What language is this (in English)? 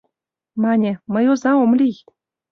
Mari